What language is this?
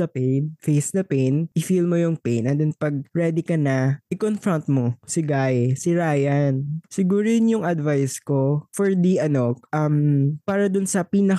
Filipino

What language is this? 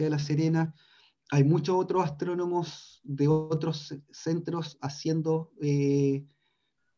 Spanish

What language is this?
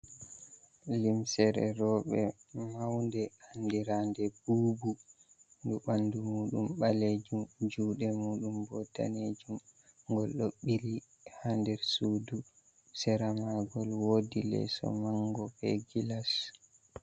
Fula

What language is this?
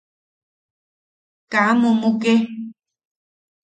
Yaqui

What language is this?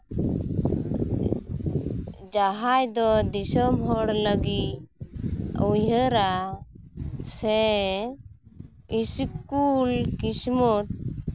Santali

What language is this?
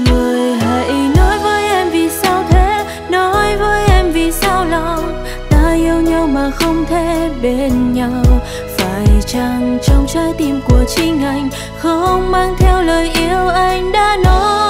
Vietnamese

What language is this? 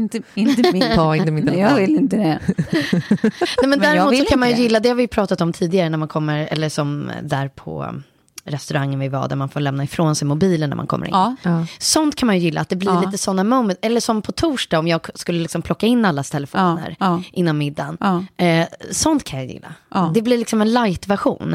Swedish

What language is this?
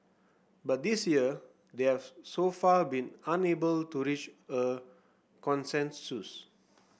English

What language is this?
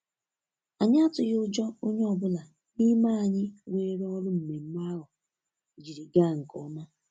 Igbo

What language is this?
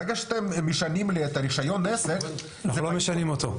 Hebrew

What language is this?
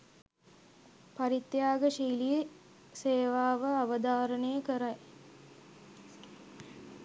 Sinhala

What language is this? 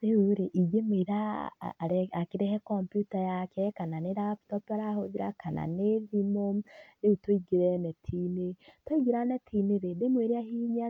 Kikuyu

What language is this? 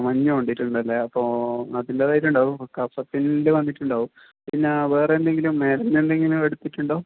Malayalam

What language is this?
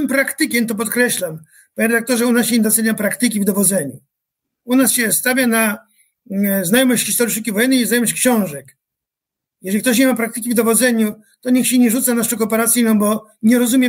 Polish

